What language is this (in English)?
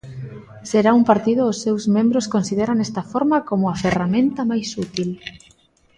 Galician